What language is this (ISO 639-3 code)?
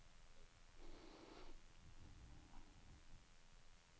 nor